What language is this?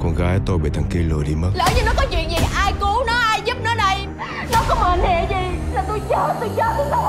Vietnamese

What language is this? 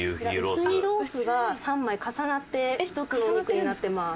Japanese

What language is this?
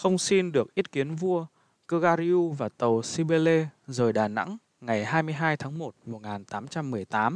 Vietnamese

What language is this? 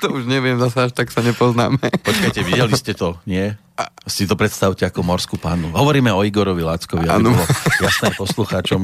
Slovak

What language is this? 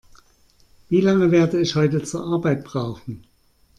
German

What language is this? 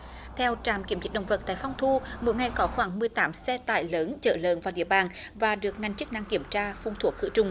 Vietnamese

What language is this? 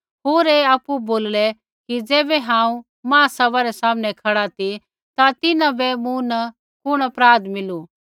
Kullu Pahari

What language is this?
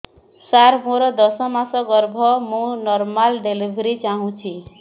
Odia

